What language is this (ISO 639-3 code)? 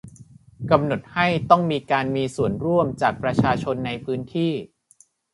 tha